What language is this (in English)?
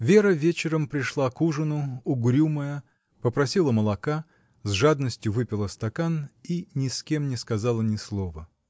Russian